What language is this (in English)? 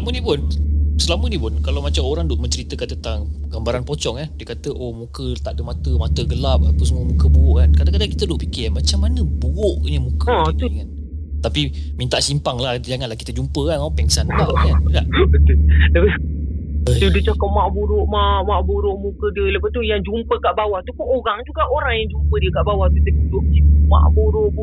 Malay